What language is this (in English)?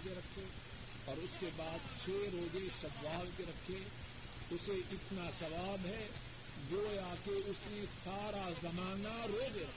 Urdu